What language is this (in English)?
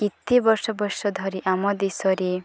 Odia